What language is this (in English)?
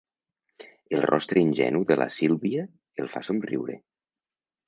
Catalan